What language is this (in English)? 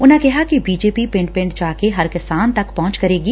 Punjabi